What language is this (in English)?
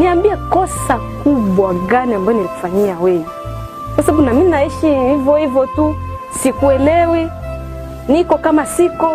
Swahili